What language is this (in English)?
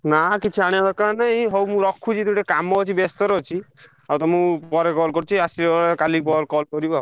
Odia